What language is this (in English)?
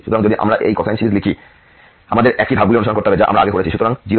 Bangla